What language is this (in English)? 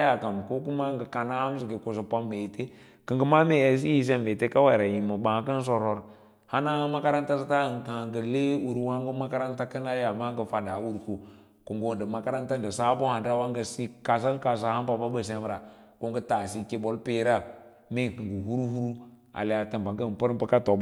Lala-Roba